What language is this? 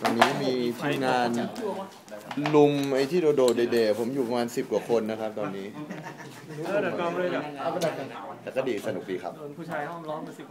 Thai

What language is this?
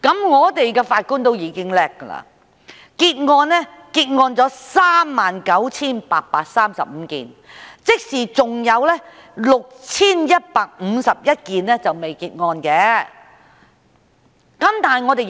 Cantonese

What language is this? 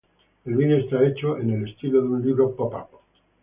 Spanish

